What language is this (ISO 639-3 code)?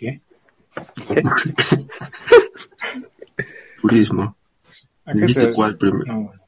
spa